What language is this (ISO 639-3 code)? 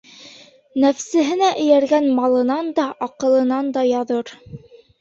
bak